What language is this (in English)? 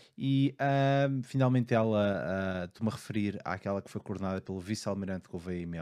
Portuguese